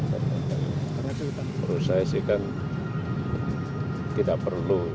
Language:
Indonesian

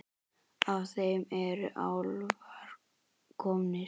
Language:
Icelandic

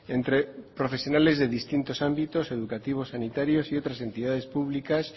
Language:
Spanish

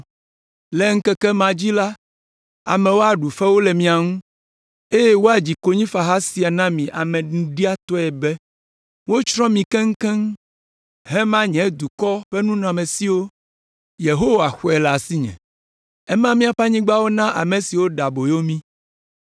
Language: Ewe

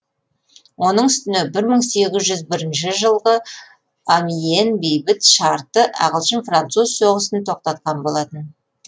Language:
Kazakh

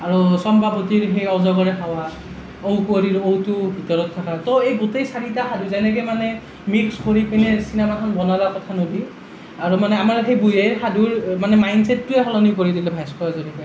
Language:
Assamese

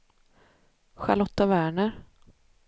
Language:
Swedish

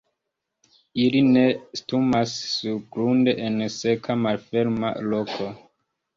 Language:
Esperanto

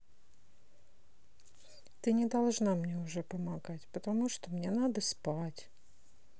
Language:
Russian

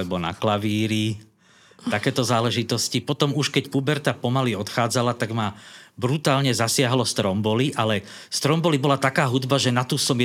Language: Slovak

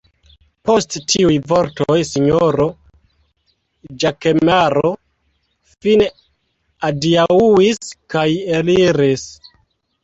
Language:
Esperanto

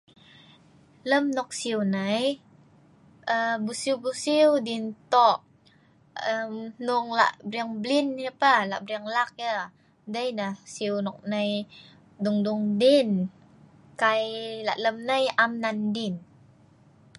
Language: Sa'ban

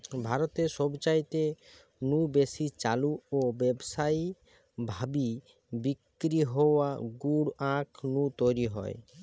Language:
Bangla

